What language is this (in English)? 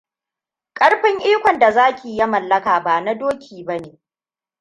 Hausa